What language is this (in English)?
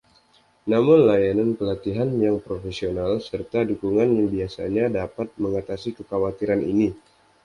Indonesian